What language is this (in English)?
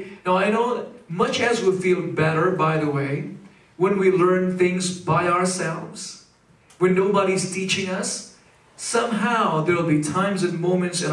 English